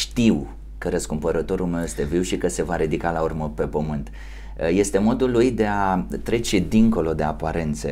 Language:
Romanian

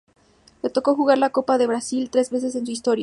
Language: Spanish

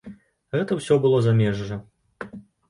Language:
Belarusian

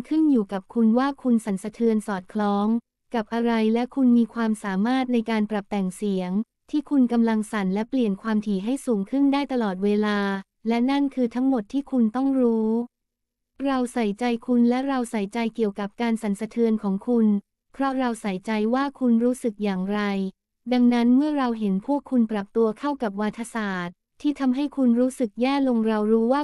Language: Thai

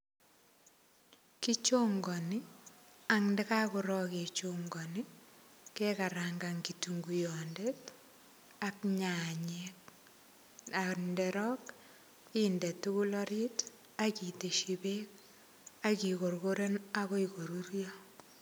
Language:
Kalenjin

